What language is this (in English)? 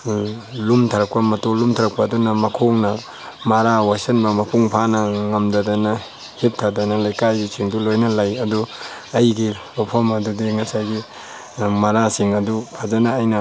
Manipuri